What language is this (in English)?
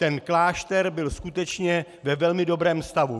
Czech